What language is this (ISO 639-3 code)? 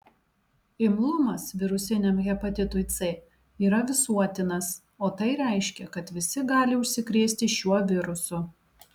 lit